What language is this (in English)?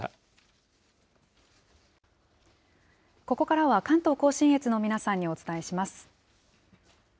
Japanese